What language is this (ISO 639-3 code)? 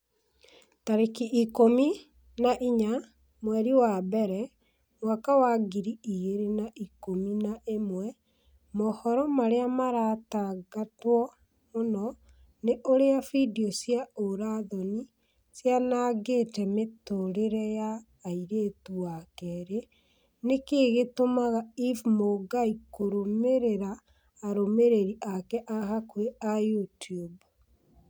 kik